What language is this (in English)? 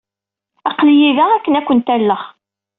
Kabyle